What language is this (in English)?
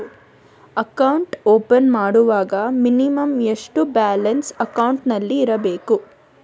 Kannada